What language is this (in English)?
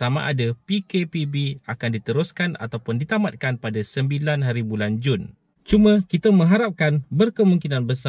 Malay